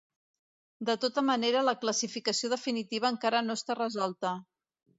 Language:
Catalan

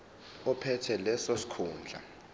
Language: Zulu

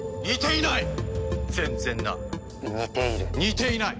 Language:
Japanese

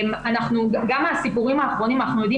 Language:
Hebrew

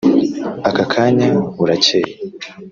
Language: Kinyarwanda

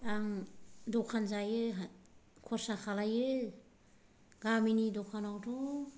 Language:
Bodo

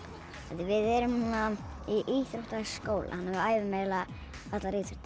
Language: Icelandic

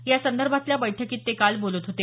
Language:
Marathi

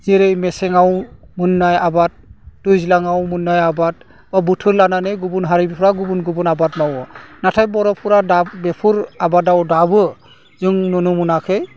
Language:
Bodo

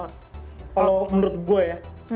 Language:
Indonesian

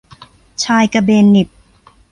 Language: Thai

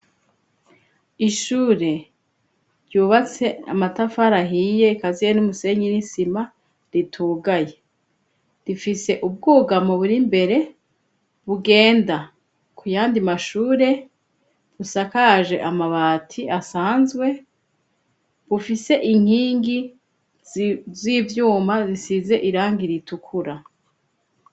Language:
Rundi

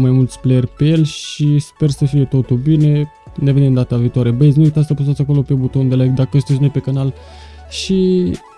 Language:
Romanian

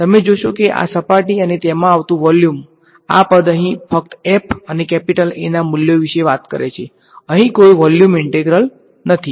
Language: Gujarati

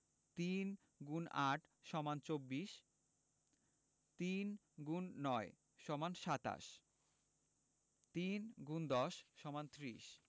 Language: Bangla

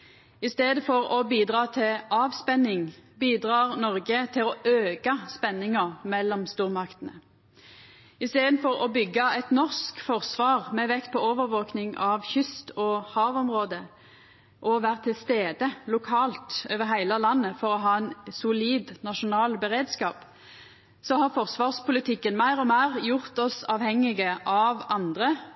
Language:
Norwegian Nynorsk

